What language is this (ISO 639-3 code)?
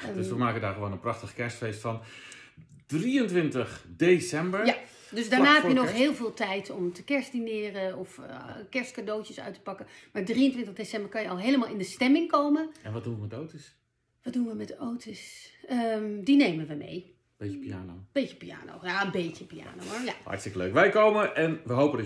nld